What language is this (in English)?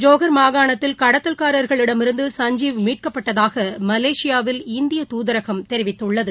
Tamil